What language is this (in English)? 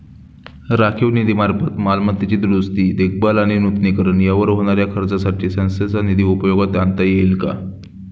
Marathi